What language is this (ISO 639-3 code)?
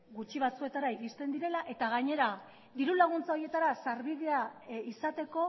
eus